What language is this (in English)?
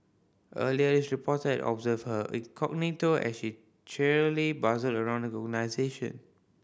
English